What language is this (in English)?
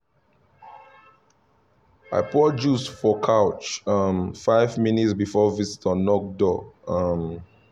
Nigerian Pidgin